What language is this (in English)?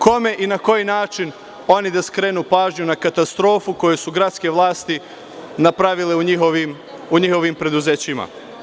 Serbian